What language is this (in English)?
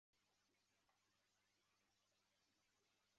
Chinese